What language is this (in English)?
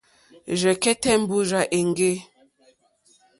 Mokpwe